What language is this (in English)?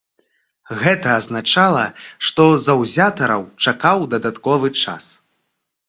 Belarusian